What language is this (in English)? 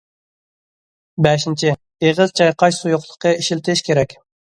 Uyghur